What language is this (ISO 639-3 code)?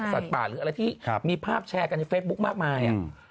tha